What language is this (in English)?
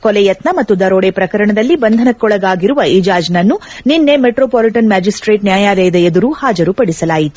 Kannada